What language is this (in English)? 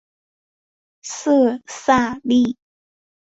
Chinese